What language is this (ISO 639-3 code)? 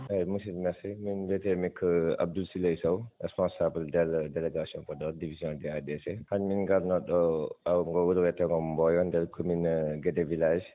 ful